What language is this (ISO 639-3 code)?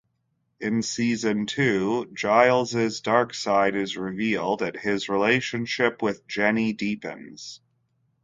eng